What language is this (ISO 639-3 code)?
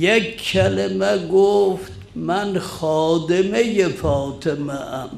fas